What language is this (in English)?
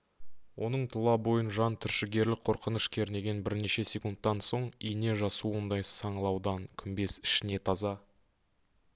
Kazakh